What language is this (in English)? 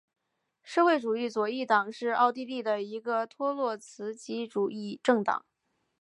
Chinese